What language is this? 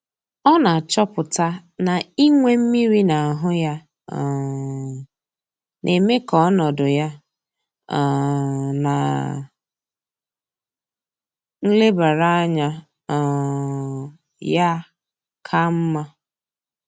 Igbo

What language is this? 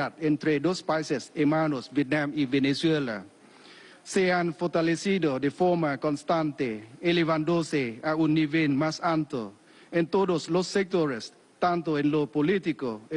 Spanish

